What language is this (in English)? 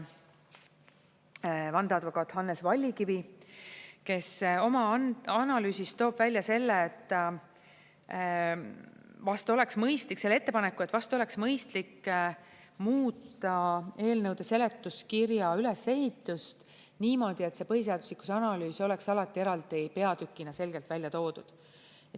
Estonian